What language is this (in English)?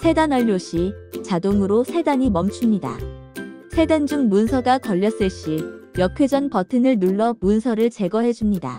Korean